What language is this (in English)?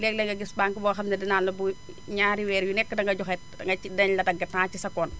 Wolof